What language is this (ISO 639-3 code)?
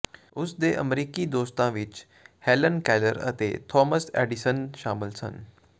pan